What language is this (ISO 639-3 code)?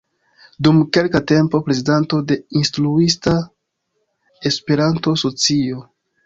epo